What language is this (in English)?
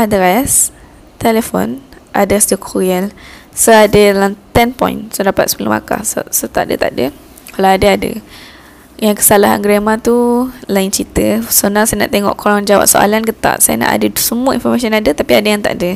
Malay